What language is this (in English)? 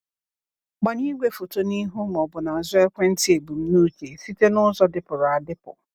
Igbo